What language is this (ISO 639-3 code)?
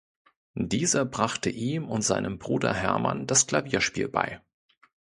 deu